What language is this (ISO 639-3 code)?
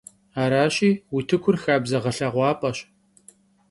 kbd